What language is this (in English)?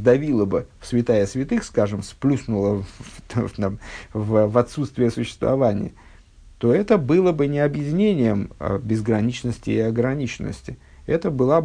Russian